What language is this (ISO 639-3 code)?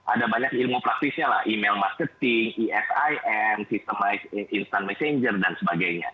ind